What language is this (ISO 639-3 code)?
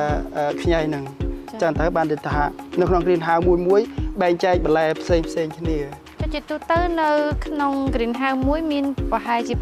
tha